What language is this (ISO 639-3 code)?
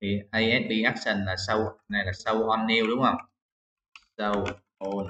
vie